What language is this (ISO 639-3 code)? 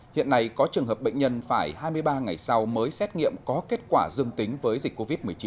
vie